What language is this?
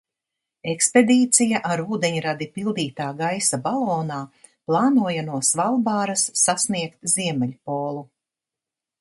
Latvian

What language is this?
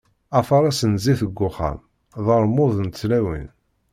Kabyle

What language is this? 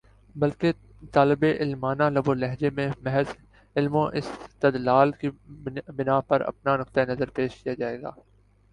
Urdu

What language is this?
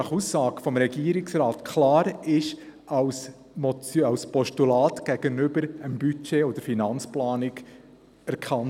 Swiss German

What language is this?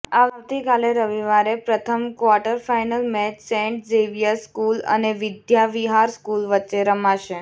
Gujarati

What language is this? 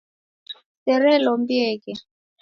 Taita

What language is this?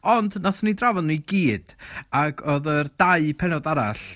Welsh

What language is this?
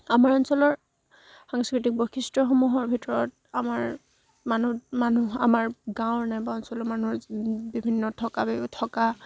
Assamese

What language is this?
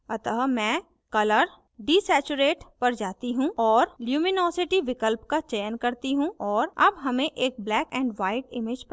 Hindi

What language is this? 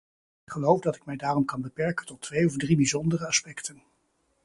Dutch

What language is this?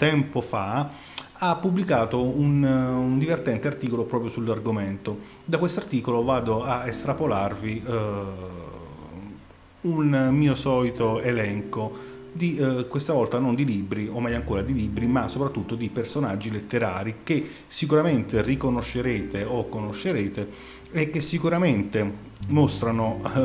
Italian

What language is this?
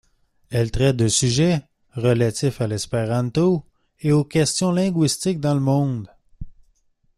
French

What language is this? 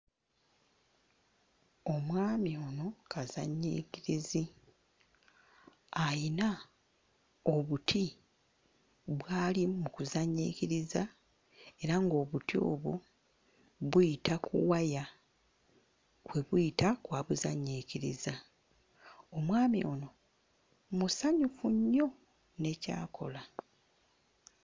Ganda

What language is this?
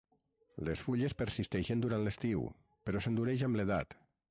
Catalan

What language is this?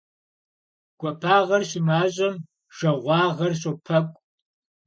Kabardian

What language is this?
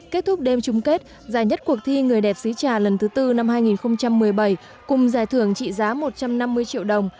Vietnamese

